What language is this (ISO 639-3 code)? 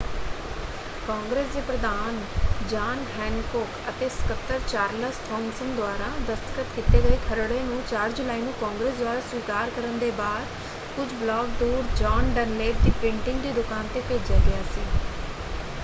pan